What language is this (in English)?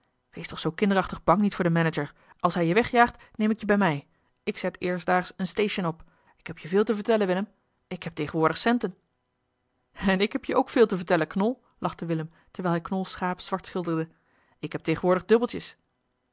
Dutch